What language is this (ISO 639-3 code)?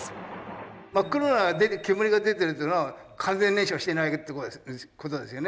jpn